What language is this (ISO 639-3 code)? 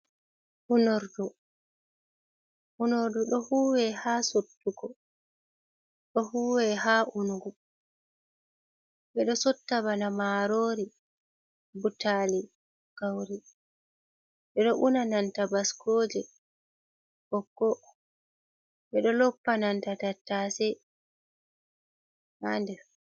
ful